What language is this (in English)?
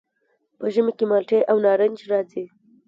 Pashto